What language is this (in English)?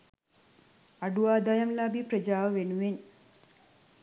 Sinhala